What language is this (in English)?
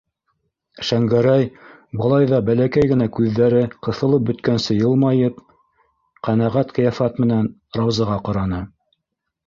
Bashkir